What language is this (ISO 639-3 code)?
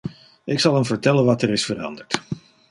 nld